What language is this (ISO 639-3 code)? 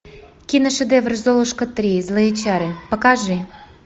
rus